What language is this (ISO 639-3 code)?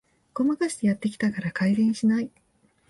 jpn